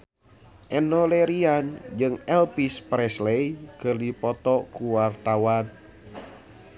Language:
Sundanese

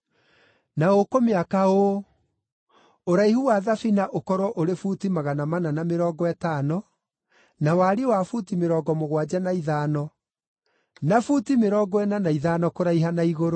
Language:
Kikuyu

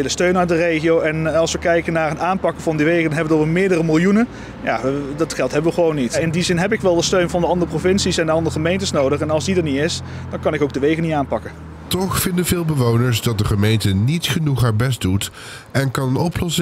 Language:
Dutch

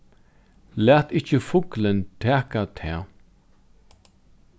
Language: Faroese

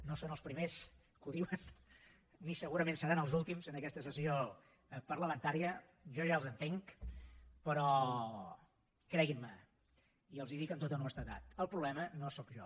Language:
Catalan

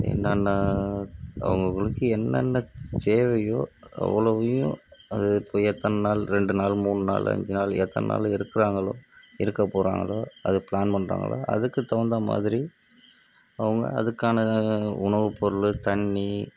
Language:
Tamil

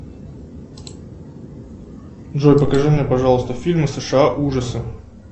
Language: Russian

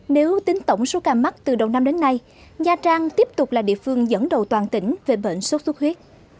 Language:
Vietnamese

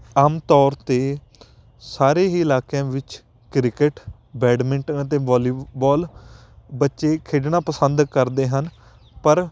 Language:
Punjabi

